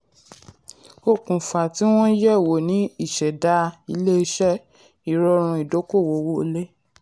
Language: Yoruba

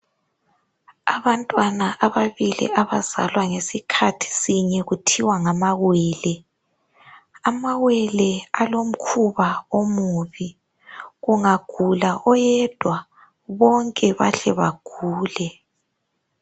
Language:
North Ndebele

